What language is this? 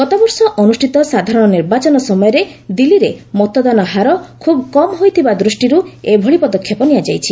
Odia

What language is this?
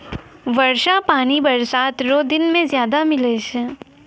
Maithili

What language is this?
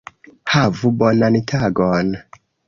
Esperanto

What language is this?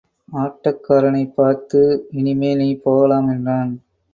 Tamil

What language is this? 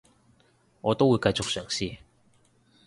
Cantonese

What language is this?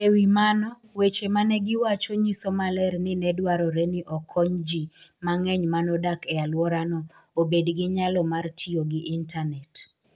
Luo (Kenya and Tanzania)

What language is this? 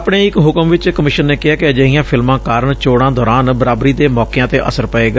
Punjabi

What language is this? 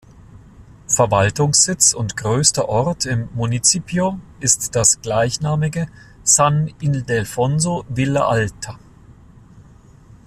German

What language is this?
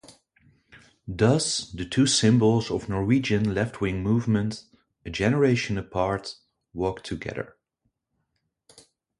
English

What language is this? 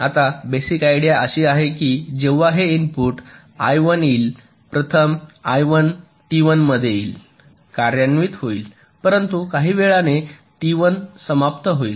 Marathi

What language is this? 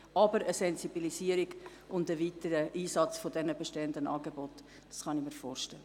Swiss German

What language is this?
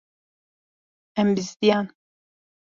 Kurdish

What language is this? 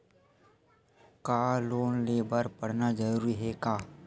Chhattisgarhi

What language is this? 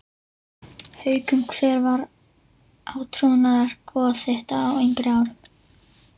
Icelandic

